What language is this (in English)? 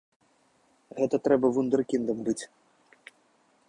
Belarusian